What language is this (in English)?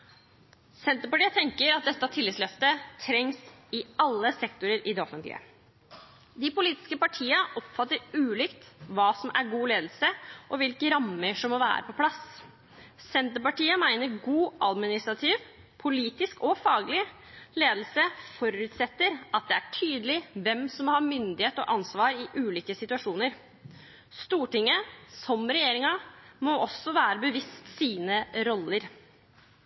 Norwegian Bokmål